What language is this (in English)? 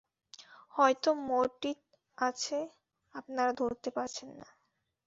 Bangla